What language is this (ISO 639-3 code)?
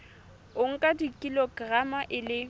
sot